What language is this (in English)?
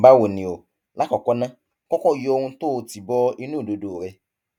Yoruba